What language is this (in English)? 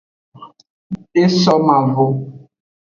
Aja (Benin)